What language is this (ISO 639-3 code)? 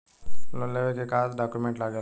bho